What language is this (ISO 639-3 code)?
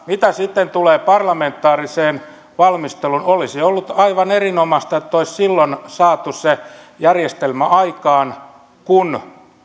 fin